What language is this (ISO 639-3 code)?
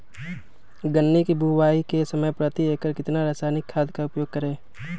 mag